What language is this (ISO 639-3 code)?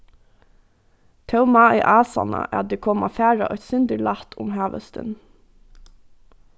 fao